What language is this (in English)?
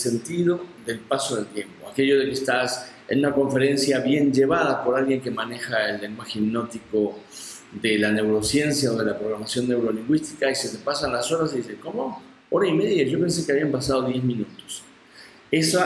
Spanish